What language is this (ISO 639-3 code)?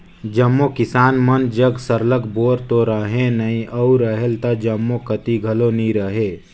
hne